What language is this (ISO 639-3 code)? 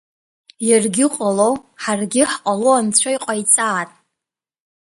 abk